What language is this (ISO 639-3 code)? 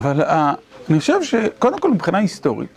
heb